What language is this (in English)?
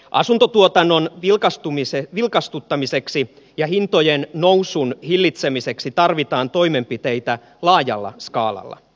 Finnish